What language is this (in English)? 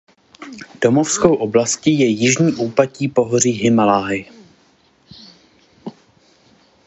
Czech